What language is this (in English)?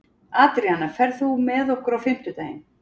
Icelandic